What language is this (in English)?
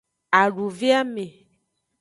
Aja (Benin)